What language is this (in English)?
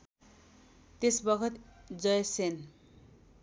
Nepali